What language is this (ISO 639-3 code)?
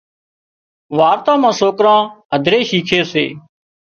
kxp